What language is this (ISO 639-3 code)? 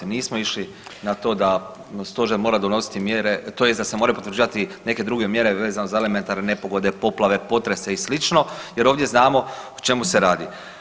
hrv